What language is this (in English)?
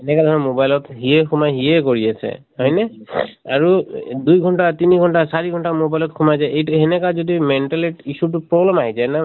Assamese